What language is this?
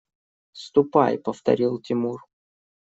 Russian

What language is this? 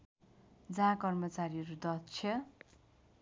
Nepali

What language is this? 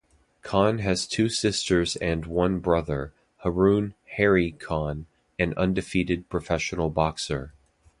English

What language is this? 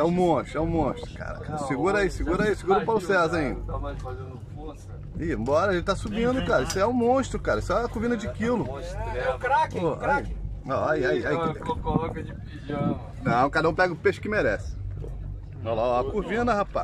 Portuguese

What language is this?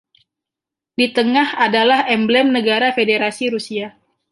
Indonesian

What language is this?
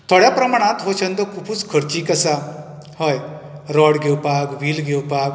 Konkani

